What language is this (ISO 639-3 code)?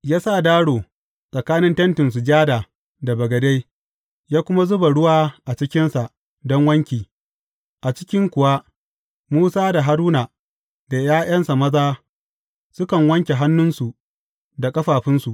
hau